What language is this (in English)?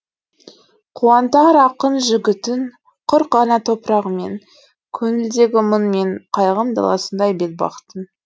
Kazakh